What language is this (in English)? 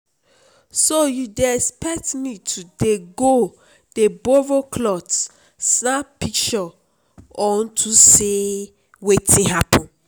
Nigerian Pidgin